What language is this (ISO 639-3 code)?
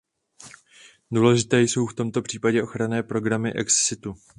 ces